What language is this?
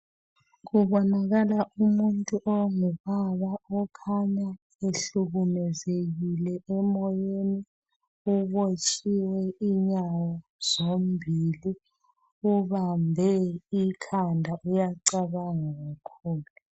North Ndebele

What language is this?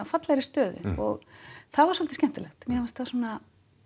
Icelandic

